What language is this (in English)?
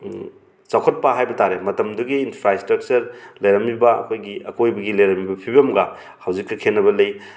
Manipuri